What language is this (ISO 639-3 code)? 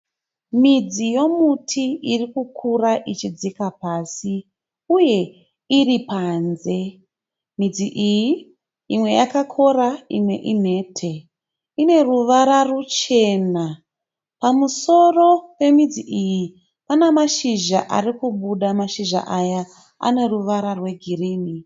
sna